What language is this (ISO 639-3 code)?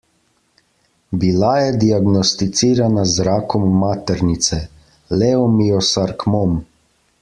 slv